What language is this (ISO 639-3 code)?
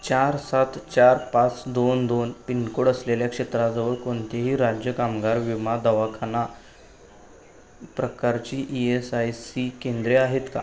mar